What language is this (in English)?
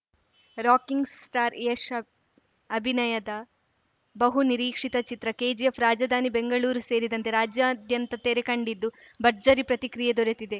Kannada